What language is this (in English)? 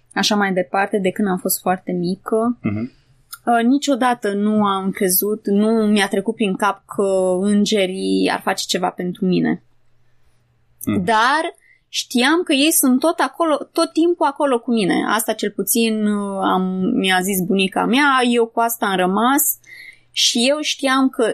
Romanian